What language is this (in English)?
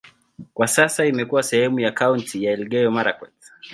Swahili